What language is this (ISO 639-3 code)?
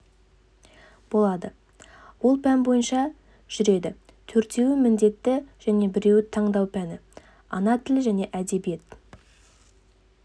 kaz